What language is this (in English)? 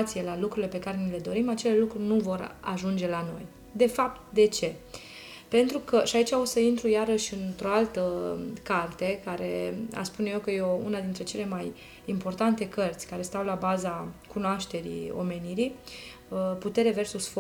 Romanian